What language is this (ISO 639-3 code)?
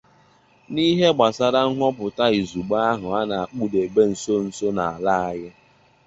ibo